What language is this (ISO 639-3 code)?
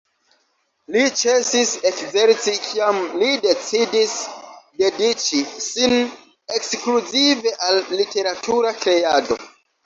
epo